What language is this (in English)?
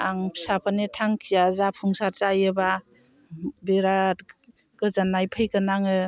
Bodo